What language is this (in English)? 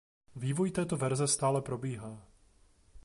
Czech